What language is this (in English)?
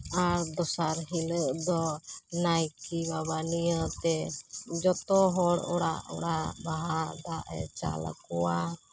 Santali